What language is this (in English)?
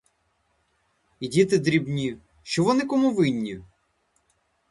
Ukrainian